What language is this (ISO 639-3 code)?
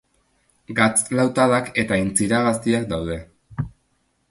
eus